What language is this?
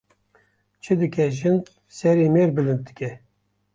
Kurdish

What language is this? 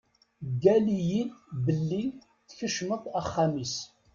Kabyle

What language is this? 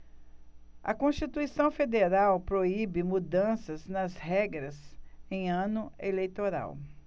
Portuguese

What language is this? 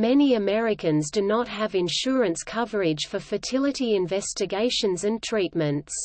English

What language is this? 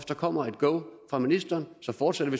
Danish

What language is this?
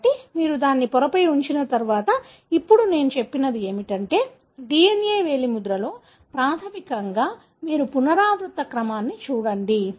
Telugu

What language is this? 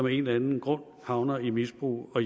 Danish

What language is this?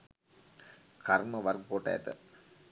Sinhala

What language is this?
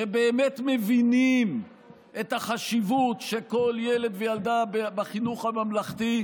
Hebrew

